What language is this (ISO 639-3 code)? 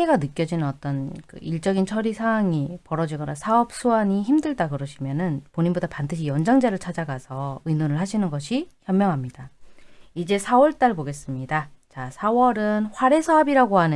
kor